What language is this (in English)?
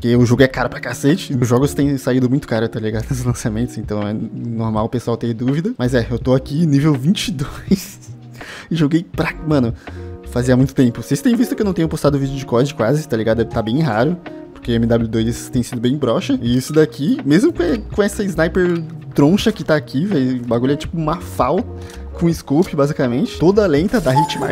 Portuguese